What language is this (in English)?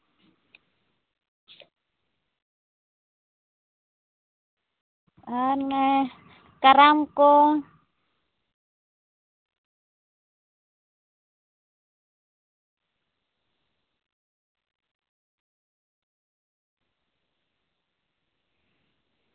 Santali